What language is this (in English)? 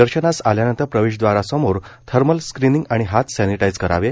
Marathi